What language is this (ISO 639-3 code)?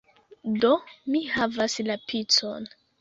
epo